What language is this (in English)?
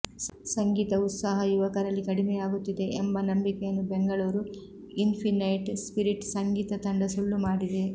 Kannada